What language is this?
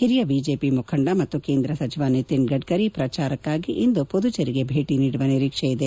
Kannada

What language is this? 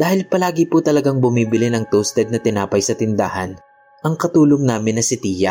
Filipino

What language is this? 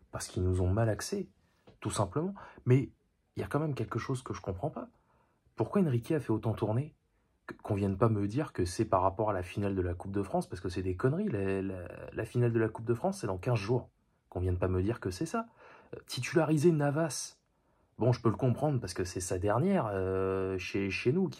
French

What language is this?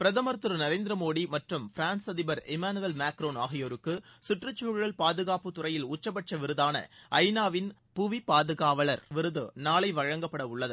Tamil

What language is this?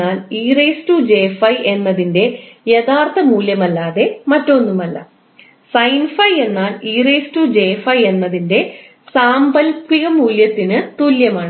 Malayalam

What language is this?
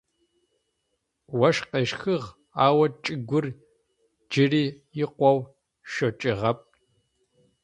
Adyghe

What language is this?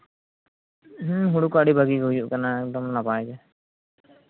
Santali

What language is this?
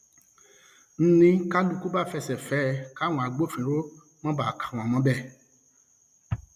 Yoruba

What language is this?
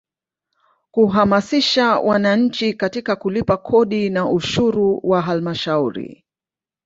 Swahili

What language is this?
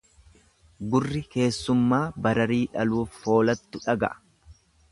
Oromo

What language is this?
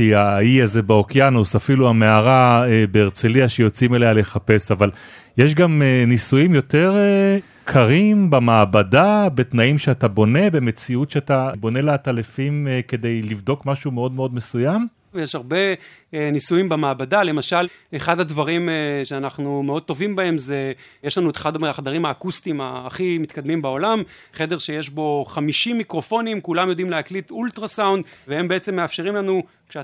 Hebrew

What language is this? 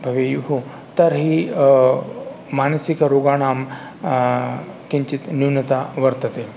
Sanskrit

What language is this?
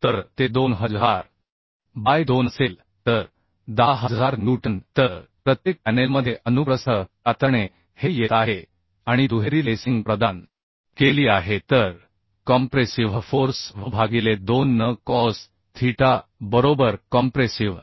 Marathi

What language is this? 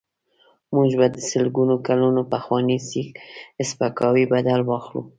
Pashto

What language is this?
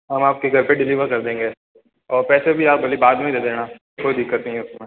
Hindi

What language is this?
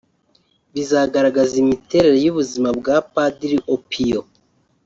Kinyarwanda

